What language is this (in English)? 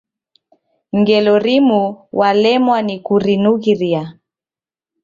Taita